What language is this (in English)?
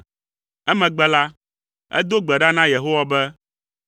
Ewe